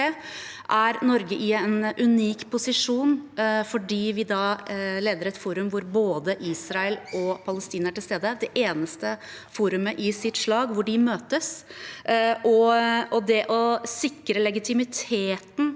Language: Norwegian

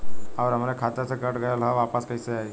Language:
Bhojpuri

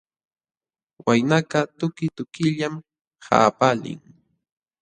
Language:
Jauja Wanca Quechua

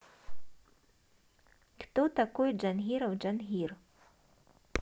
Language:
Russian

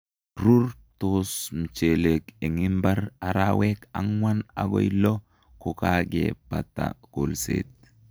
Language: Kalenjin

